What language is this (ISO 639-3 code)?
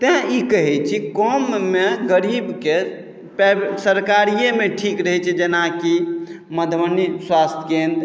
mai